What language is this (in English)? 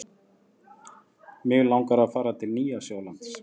Icelandic